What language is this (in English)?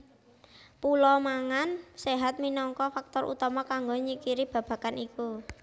Javanese